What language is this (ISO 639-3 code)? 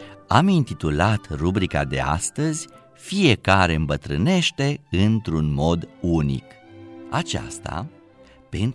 ron